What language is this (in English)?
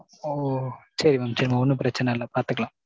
Tamil